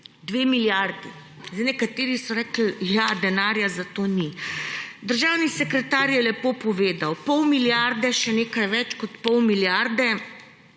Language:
Slovenian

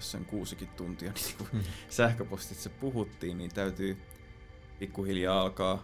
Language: Finnish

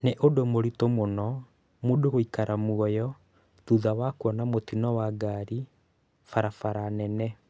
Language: Kikuyu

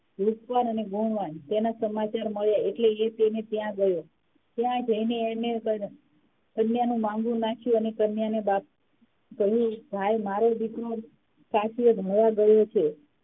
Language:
Gujarati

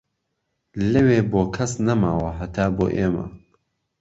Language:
Central Kurdish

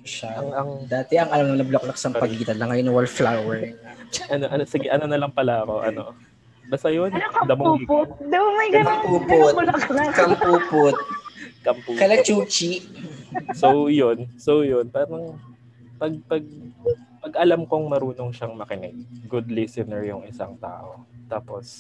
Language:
Filipino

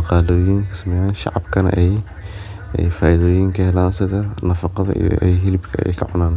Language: Somali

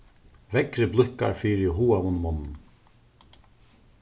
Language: Faroese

